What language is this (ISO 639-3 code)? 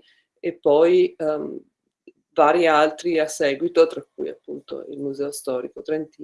ita